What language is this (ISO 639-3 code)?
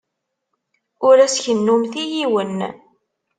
kab